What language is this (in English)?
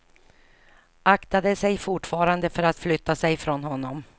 Swedish